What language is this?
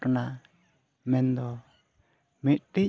Santali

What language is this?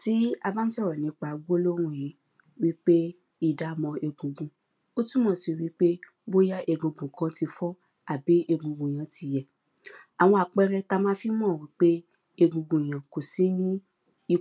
Yoruba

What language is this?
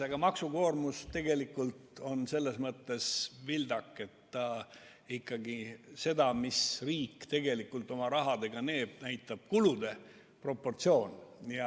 Estonian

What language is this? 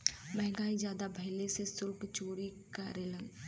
Bhojpuri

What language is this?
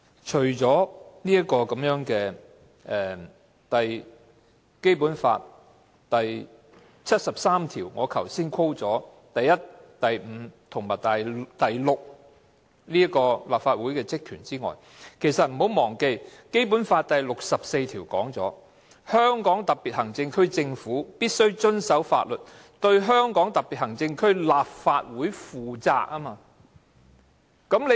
Cantonese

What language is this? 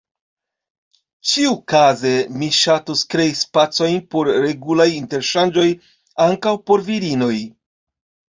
Esperanto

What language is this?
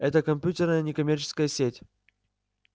Russian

